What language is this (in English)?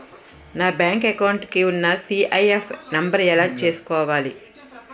Telugu